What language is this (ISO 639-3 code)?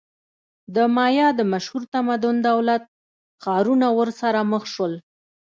pus